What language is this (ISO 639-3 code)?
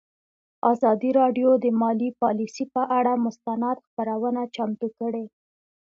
pus